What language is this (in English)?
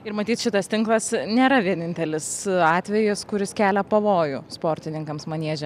Lithuanian